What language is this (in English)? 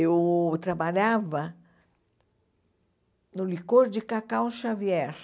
Portuguese